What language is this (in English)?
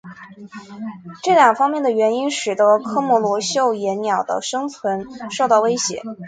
Chinese